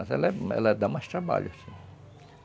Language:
Portuguese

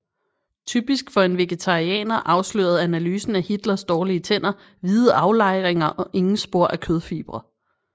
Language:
Danish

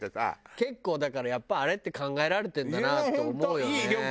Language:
Japanese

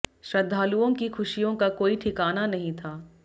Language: Hindi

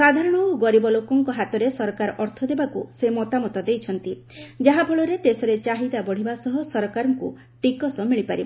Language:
Odia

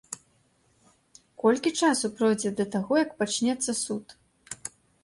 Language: Belarusian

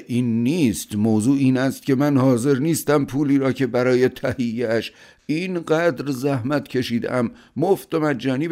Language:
Persian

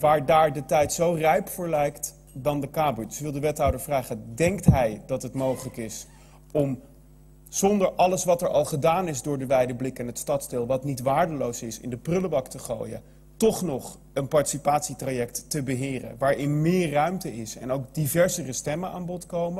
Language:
Dutch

